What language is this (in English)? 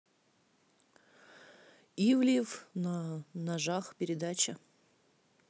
Russian